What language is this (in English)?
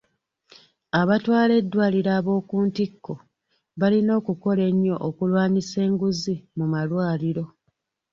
Ganda